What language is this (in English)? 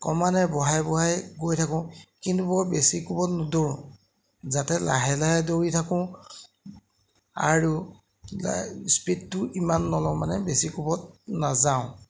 Assamese